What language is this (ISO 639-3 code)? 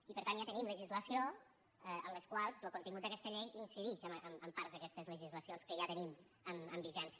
cat